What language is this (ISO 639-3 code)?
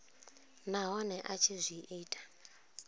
ven